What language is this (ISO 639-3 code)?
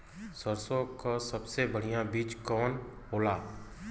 bho